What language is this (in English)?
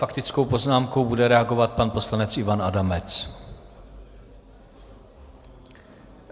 Czech